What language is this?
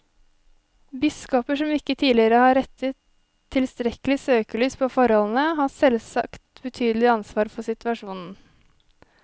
Norwegian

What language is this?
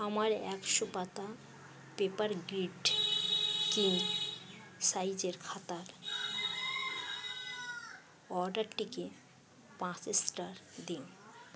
Bangla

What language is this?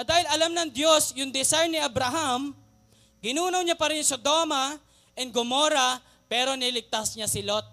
Filipino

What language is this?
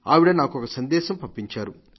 Telugu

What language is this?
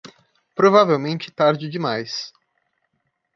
Portuguese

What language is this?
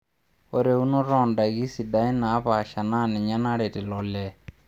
Masai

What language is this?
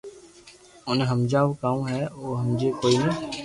Loarki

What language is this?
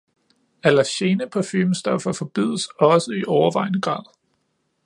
Danish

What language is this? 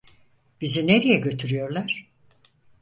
Turkish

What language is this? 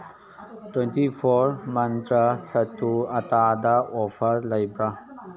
Manipuri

